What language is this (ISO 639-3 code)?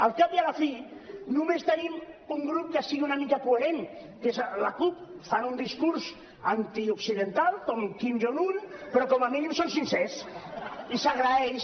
cat